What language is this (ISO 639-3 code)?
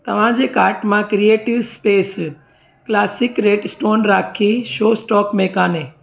snd